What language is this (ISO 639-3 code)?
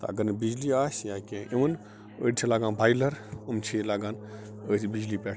kas